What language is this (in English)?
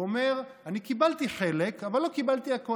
Hebrew